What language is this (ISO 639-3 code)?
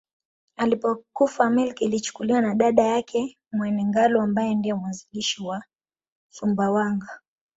swa